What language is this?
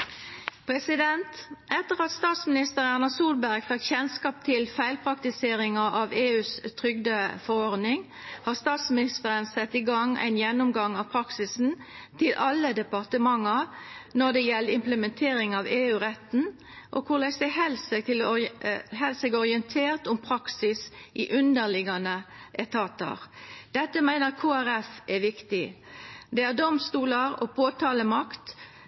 Norwegian Nynorsk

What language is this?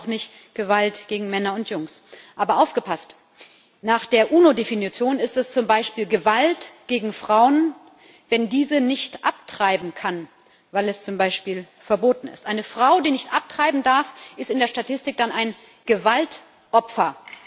German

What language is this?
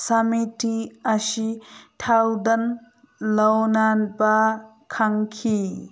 Manipuri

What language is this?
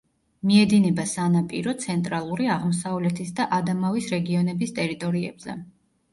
Georgian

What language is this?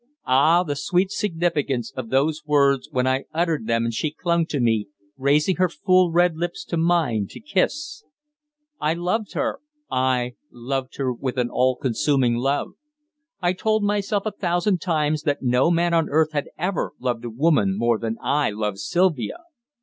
English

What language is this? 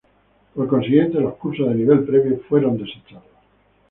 Spanish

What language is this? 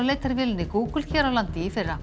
Icelandic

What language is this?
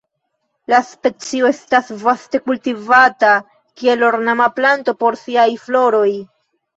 Esperanto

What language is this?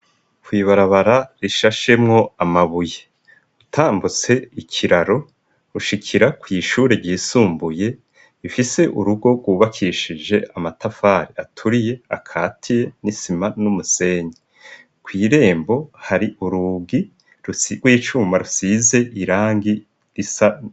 Rundi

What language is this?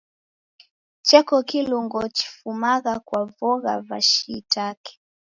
Taita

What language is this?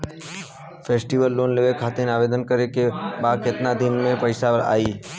Bhojpuri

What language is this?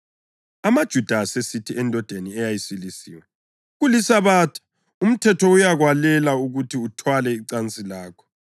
North Ndebele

